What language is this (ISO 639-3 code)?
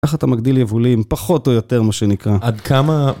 heb